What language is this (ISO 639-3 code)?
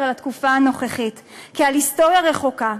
heb